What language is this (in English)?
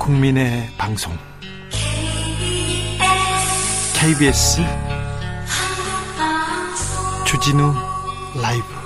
Korean